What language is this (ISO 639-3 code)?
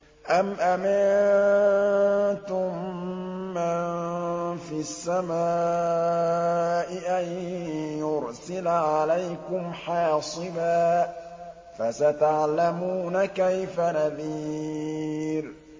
ara